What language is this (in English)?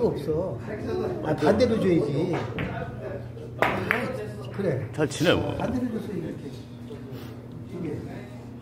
Korean